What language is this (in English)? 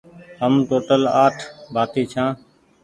Goaria